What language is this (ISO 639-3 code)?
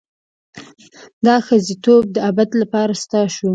pus